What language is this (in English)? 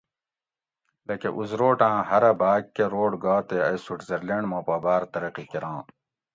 Gawri